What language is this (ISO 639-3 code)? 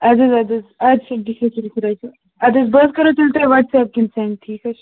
kas